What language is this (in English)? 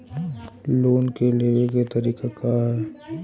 Bhojpuri